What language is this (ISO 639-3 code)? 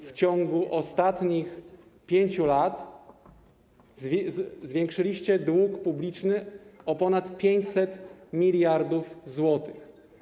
pol